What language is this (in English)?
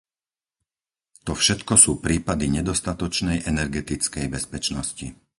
Slovak